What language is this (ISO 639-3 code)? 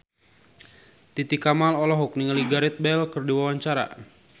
sun